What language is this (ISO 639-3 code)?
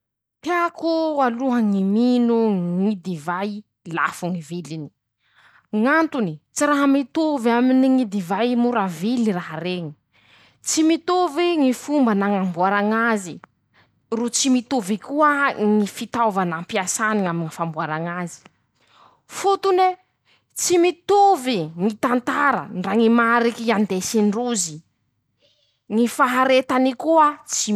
msh